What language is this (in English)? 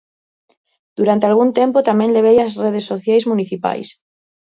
Galician